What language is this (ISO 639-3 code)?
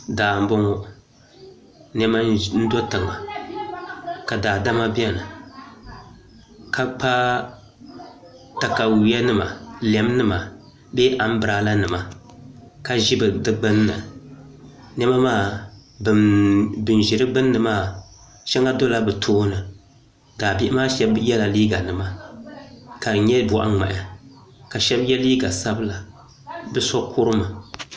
dag